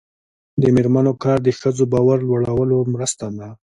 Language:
Pashto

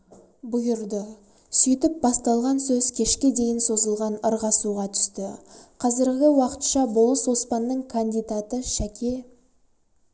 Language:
Kazakh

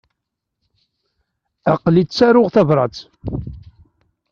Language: Kabyle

